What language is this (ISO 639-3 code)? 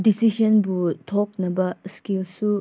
mni